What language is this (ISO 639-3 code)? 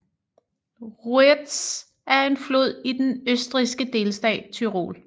dan